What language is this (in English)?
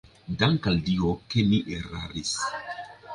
Esperanto